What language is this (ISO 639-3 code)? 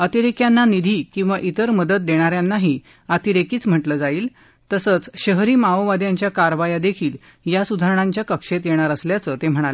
mar